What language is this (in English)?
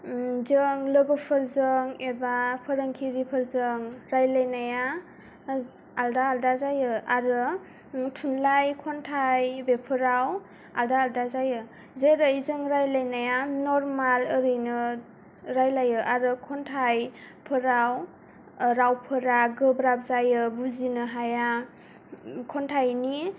Bodo